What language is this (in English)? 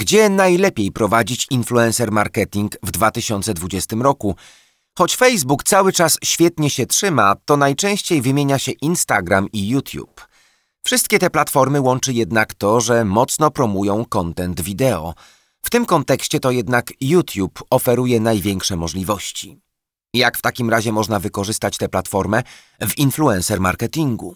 Polish